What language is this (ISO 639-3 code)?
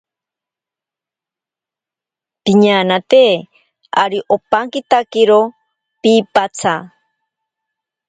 prq